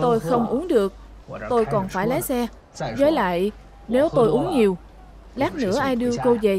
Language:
Vietnamese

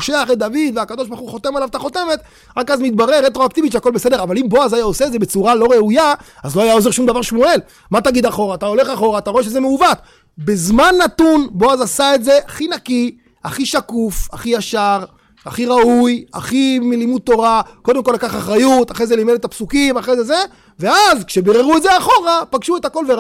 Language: Hebrew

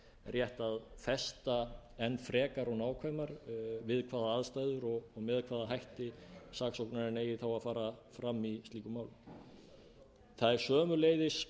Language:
Icelandic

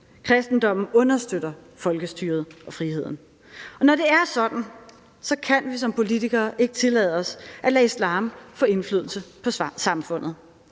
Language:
Danish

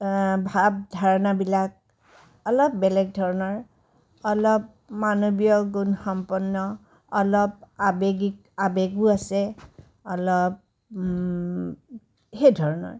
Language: Assamese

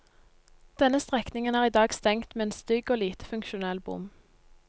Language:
Norwegian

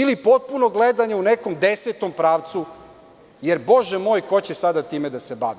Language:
Serbian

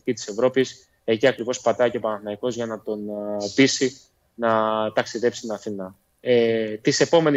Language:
Greek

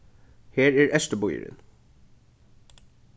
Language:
Faroese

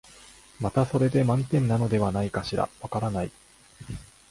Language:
Japanese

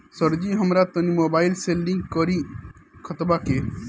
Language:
Bhojpuri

